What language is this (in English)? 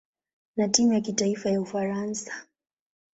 Swahili